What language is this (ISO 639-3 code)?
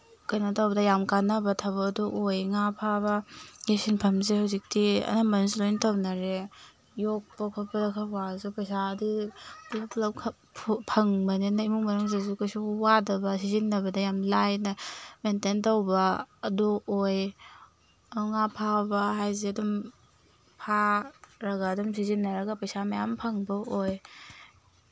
mni